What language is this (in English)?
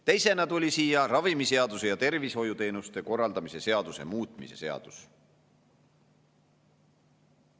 Estonian